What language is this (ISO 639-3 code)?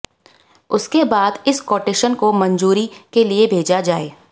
hin